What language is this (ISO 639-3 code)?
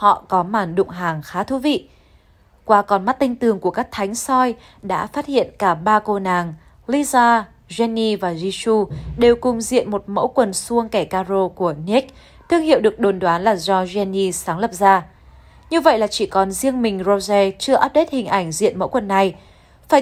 vie